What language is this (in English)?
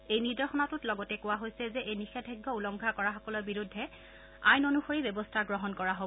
Assamese